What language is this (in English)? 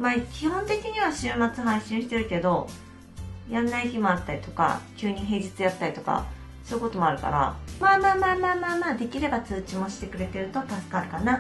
Japanese